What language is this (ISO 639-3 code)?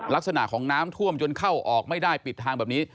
tha